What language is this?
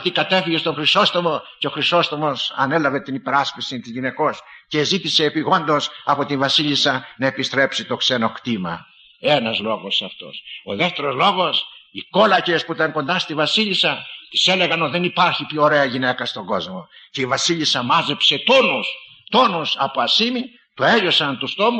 Greek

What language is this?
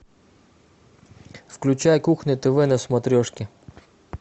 Russian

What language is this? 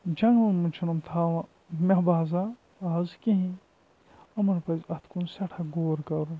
Kashmiri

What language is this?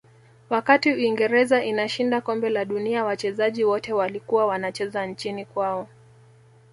Swahili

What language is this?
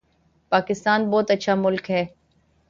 Urdu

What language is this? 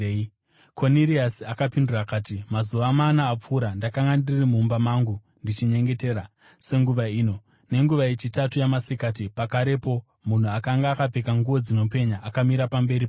Shona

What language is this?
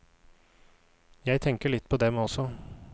Norwegian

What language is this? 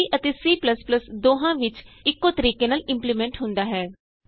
Punjabi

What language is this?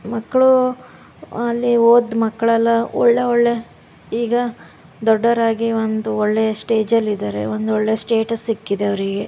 Kannada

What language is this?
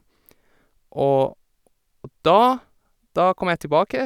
Norwegian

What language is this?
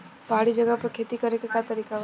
Bhojpuri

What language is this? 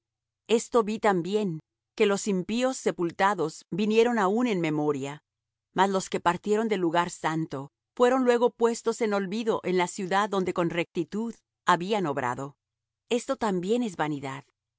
Spanish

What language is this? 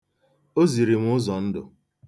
Igbo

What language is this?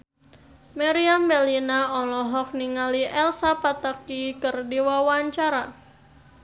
Sundanese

